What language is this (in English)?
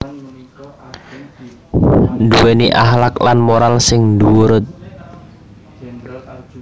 Javanese